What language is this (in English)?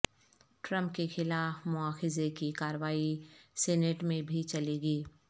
Urdu